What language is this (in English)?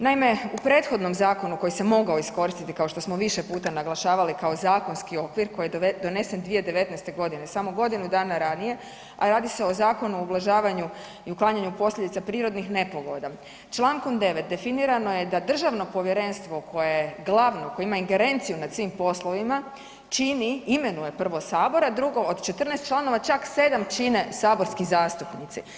Croatian